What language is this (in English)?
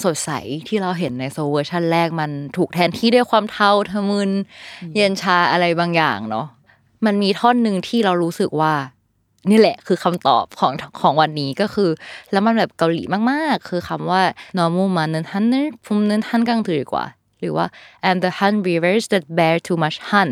Thai